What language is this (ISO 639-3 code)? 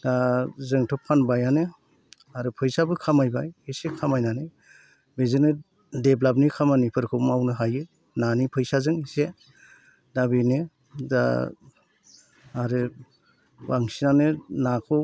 brx